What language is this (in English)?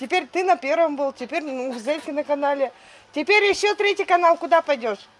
Russian